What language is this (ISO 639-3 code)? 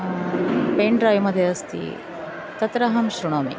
san